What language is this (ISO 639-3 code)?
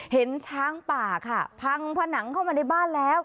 tha